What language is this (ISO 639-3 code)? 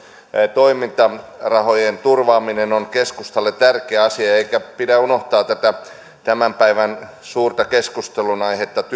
fin